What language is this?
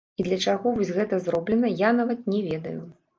Belarusian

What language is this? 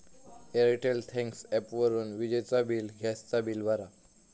Marathi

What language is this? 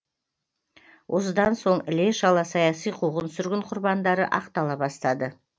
Kazakh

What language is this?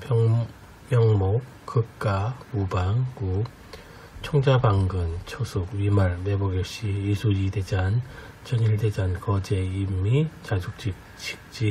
Korean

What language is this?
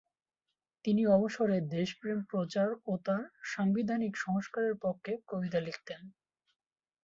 Bangla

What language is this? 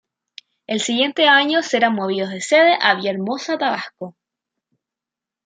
Spanish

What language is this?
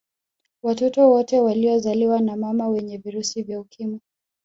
Swahili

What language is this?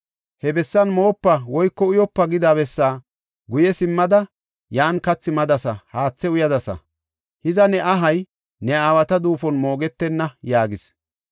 Gofa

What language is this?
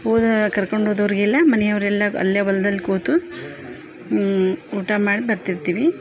Kannada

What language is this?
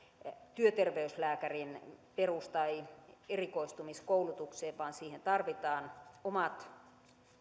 Finnish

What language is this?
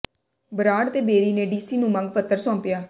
Punjabi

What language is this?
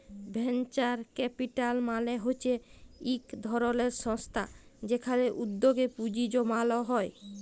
Bangla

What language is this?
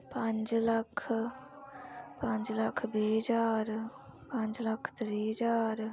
Dogri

